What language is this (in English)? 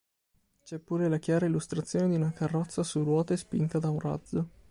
Italian